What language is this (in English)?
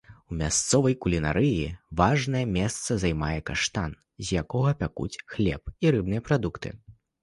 Belarusian